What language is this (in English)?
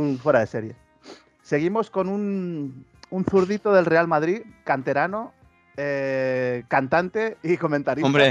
Spanish